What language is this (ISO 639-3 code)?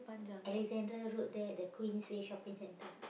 eng